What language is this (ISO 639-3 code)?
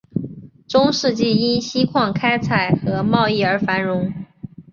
zho